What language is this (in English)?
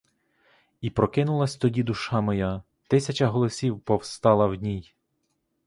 Ukrainian